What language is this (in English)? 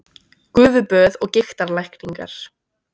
Icelandic